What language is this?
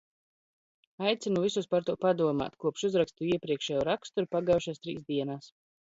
Latvian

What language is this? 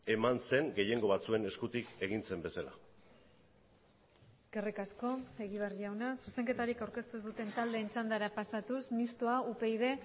Basque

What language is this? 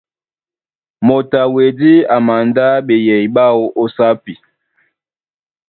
Duala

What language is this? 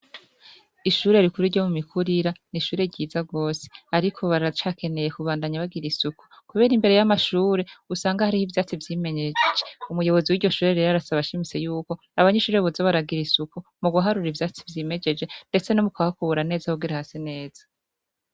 Rundi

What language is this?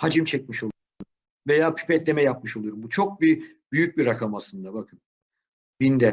Turkish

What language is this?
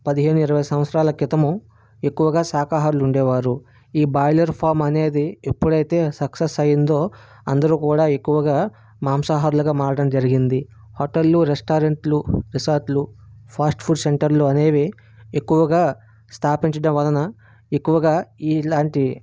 Telugu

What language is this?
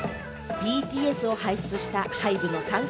Japanese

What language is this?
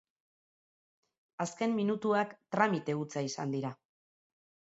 Basque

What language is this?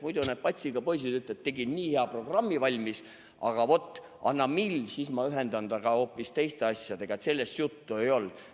Estonian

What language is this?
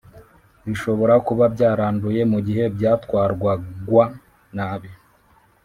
Kinyarwanda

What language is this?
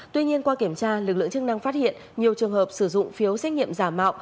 Vietnamese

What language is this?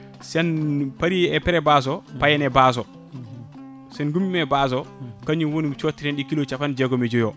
Fula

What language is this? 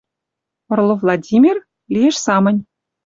Western Mari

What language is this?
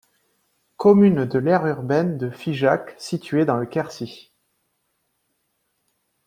French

